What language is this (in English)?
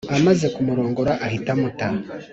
Kinyarwanda